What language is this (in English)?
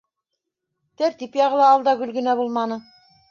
Bashkir